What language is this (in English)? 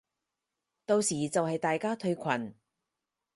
Cantonese